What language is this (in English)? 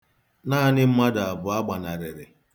Igbo